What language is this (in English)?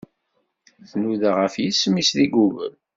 Kabyle